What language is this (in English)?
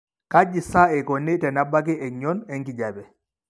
Masai